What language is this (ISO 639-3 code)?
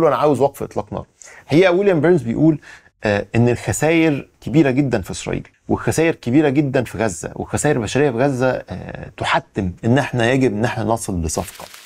ara